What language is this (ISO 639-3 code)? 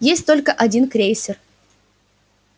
rus